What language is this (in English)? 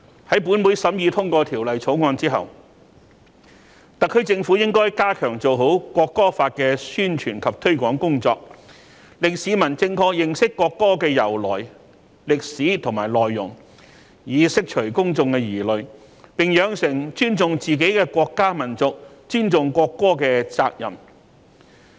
Cantonese